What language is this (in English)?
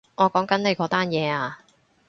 Cantonese